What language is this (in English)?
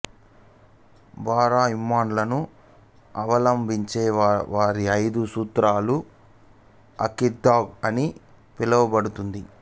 Telugu